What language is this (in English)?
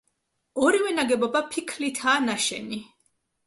Georgian